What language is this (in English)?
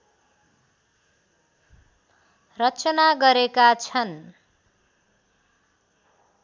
Nepali